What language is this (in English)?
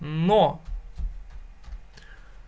Russian